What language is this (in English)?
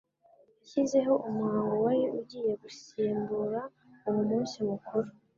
Kinyarwanda